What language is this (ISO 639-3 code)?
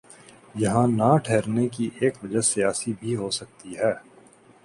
urd